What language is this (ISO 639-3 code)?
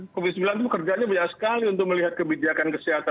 ind